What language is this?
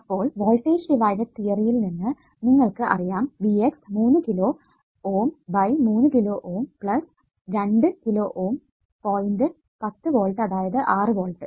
Malayalam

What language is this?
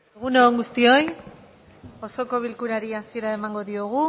Basque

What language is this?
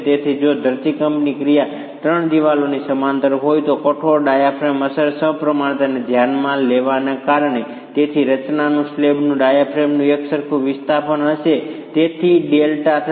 Gujarati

